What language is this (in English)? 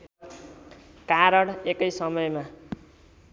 Nepali